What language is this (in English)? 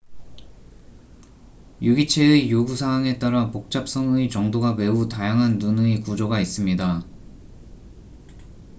Korean